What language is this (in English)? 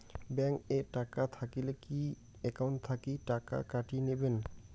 Bangla